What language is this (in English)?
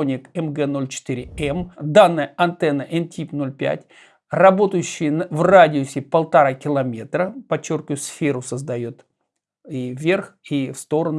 Russian